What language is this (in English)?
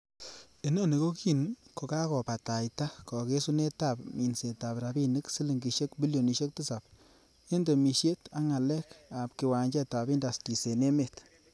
Kalenjin